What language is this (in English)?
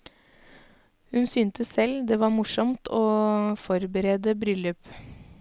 Norwegian